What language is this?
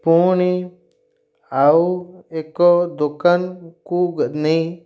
Odia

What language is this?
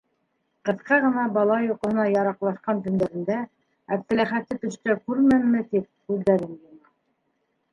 Bashkir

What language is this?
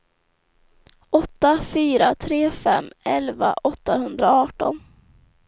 Swedish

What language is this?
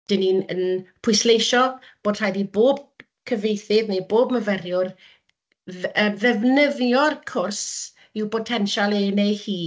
Welsh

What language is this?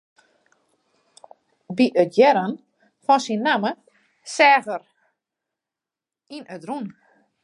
Western Frisian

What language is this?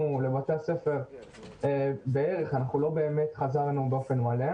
Hebrew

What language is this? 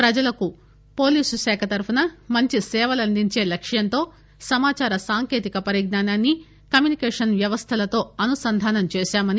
Telugu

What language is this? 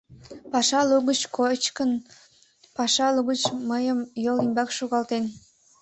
Mari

